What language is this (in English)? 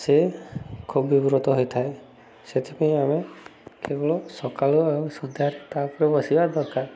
Odia